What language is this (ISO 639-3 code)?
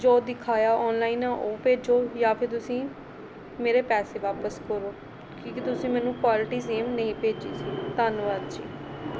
pan